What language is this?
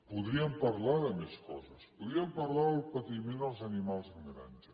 Catalan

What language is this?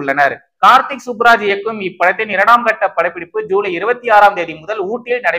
Tamil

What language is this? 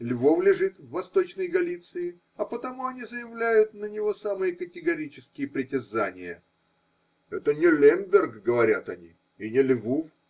Russian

